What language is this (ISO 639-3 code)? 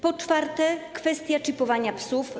pol